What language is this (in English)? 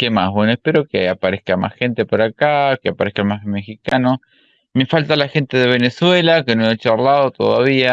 Spanish